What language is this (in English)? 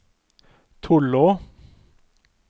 Norwegian